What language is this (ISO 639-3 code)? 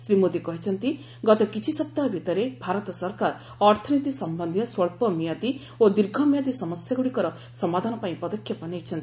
ori